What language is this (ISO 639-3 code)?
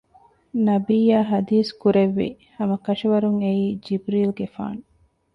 div